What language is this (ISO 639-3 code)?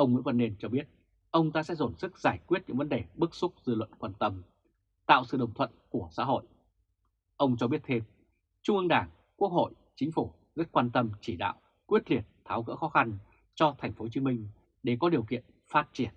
vie